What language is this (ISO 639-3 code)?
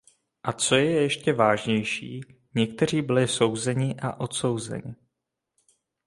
ces